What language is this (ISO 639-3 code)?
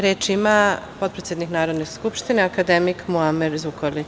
srp